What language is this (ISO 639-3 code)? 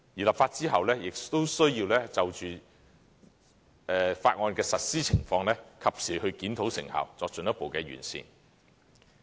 yue